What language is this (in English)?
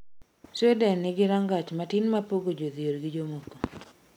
Luo (Kenya and Tanzania)